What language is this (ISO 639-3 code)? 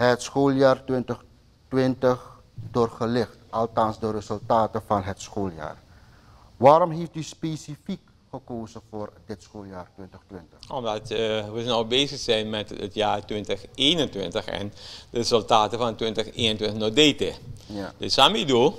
nld